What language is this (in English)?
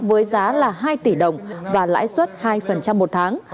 Vietnamese